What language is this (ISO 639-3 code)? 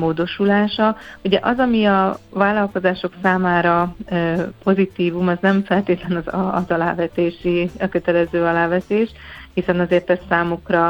hun